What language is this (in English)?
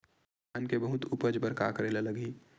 Chhattisgarhi